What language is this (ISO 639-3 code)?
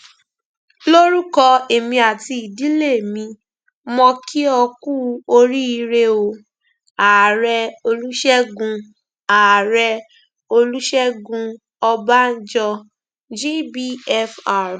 yor